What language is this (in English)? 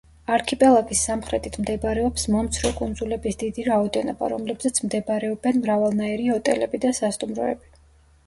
Georgian